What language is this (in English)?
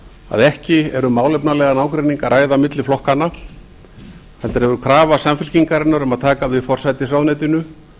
Icelandic